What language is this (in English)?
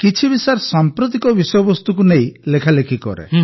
Odia